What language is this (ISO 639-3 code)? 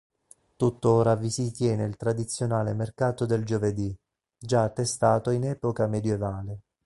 ita